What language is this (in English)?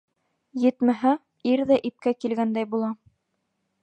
Bashkir